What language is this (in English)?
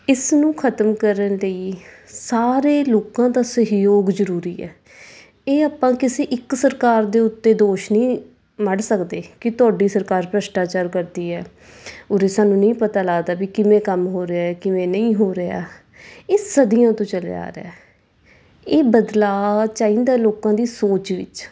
Punjabi